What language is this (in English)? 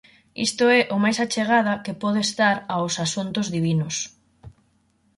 Galician